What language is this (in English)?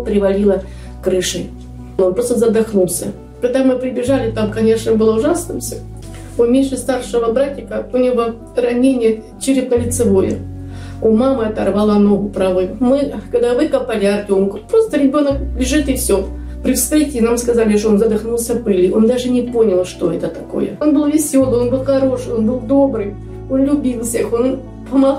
Russian